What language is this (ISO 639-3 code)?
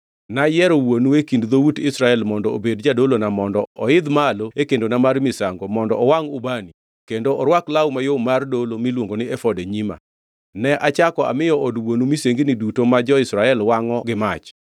luo